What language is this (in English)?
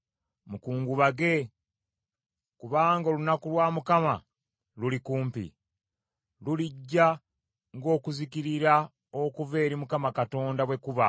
Ganda